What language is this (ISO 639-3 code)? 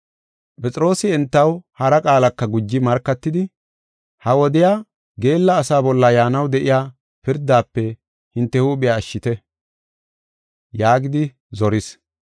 gof